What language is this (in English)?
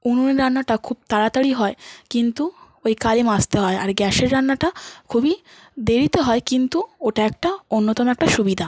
Bangla